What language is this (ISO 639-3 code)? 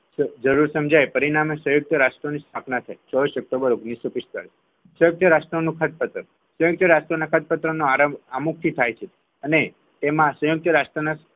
guj